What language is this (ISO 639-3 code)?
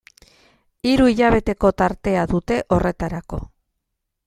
eus